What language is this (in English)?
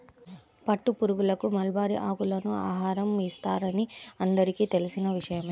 Telugu